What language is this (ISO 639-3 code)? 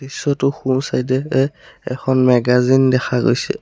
asm